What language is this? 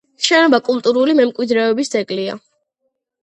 Georgian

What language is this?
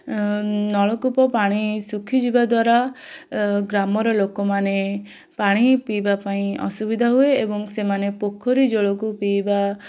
Odia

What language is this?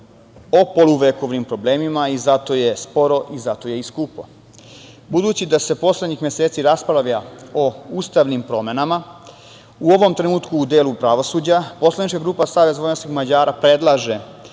Serbian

